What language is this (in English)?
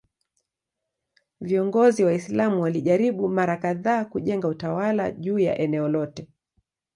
Swahili